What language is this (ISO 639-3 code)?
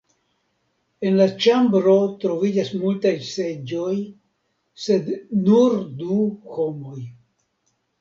epo